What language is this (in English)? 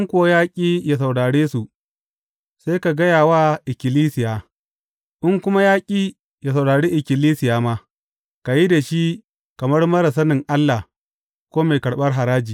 Hausa